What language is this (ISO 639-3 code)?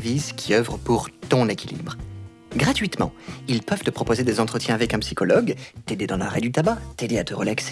fra